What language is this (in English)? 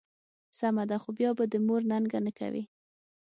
Pashto